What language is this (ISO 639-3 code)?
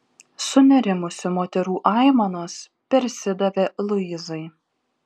lit